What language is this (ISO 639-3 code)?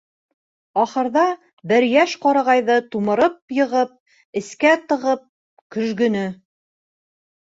bak